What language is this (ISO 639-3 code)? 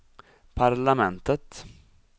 swe